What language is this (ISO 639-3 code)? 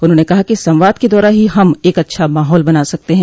hin